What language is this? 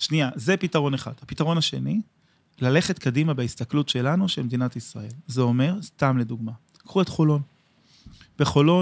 Hebrew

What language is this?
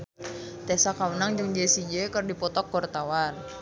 Sundanese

